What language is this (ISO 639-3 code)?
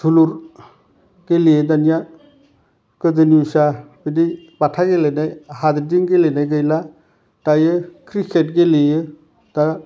brx